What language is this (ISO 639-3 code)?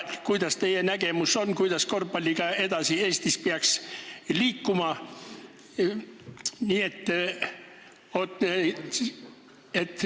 est